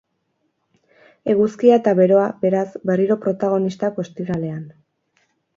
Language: Basque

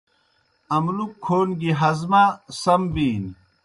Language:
Kohistani Shina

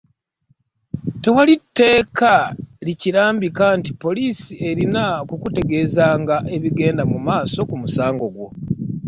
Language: Ganda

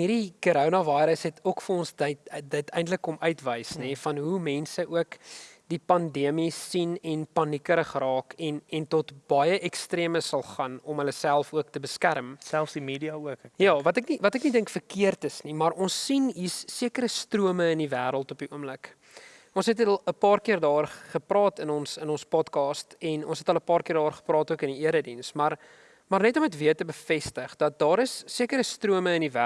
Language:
Dutch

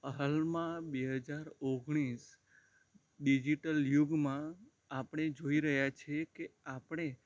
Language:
Gujarati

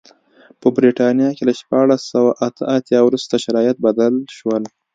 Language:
Pashto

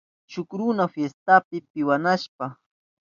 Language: Southern Pastaza Quechua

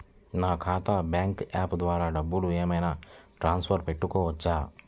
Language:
Telugu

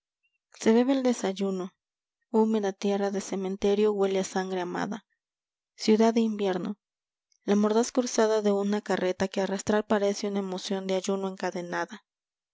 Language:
Spanish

